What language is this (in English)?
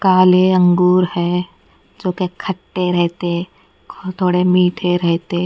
Hindi